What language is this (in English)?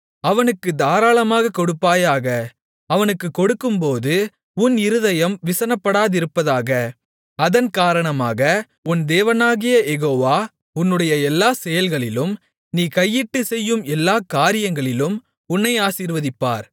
Tamil